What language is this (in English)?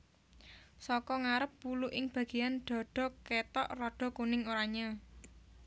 Javanese